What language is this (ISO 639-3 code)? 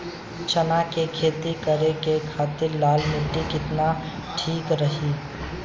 bho